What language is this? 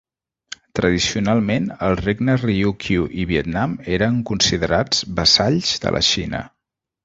Catalan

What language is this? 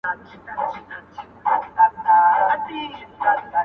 Pashto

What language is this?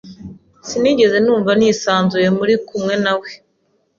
Kinyarwanda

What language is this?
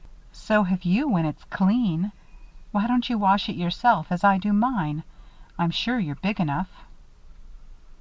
English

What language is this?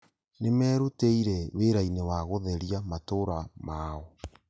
Kikuyu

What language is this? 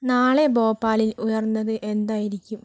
Malayalam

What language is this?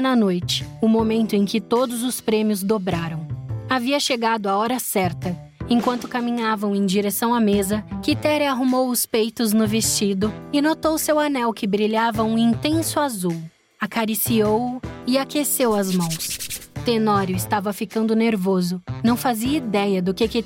Portuguese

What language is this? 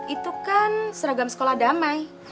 Indonesian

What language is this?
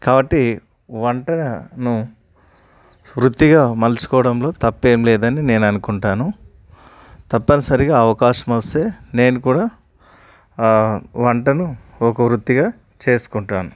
Telugu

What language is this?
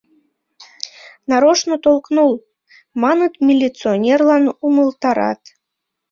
Mari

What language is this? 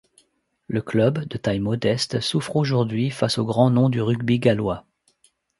French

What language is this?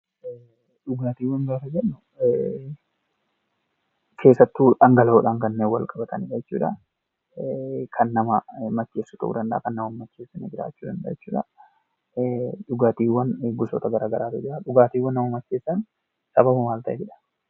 Oromo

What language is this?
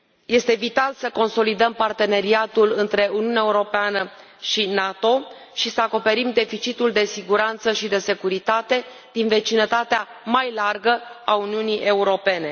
Romanian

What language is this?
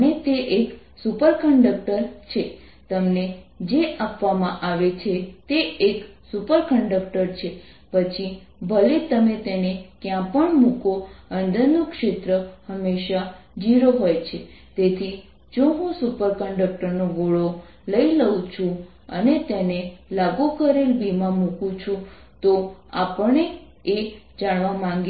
Gujarati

